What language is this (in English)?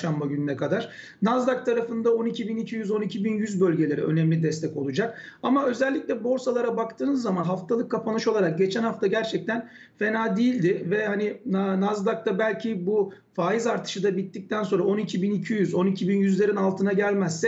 Turkish